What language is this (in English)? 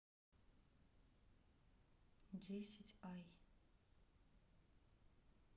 Russian